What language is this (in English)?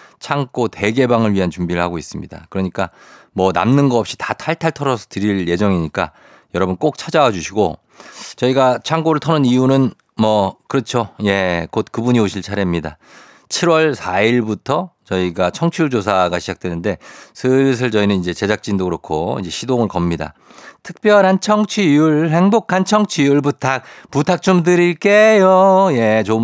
Korean